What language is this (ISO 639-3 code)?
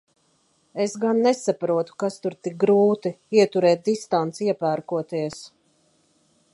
lav